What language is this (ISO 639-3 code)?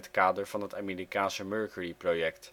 nld